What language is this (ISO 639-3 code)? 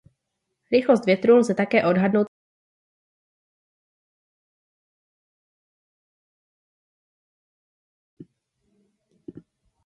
ces